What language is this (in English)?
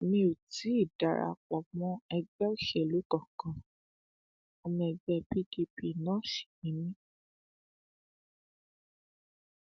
Yoruba